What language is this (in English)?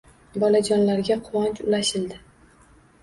Uzbek